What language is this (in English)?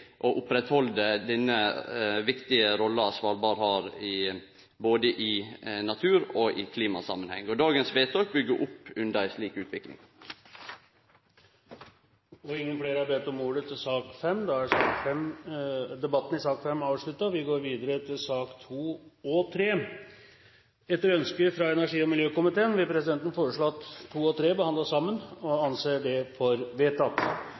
Norwegian